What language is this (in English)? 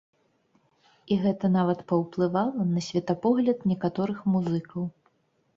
Belarusian